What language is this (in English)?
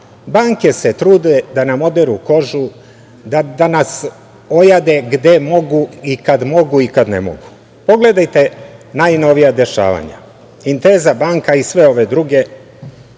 Serbian